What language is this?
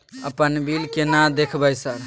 Maithili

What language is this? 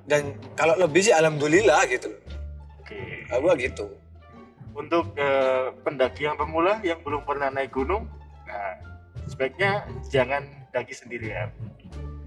Indonesian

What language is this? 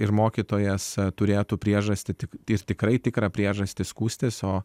Lithuanian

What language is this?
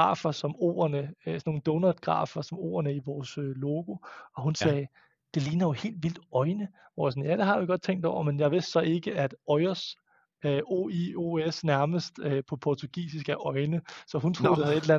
Danish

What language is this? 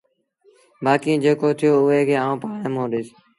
Sindhi Bhil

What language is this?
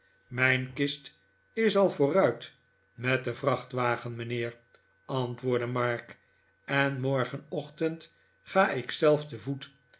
Dutch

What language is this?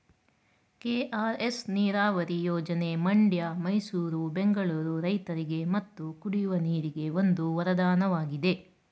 Kannada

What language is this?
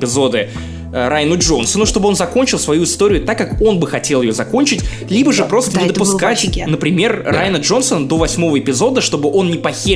Russian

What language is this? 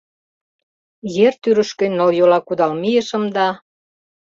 Mari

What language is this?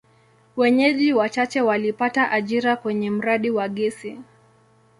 Swahili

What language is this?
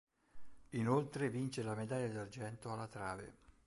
Italian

